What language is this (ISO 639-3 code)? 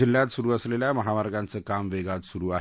mar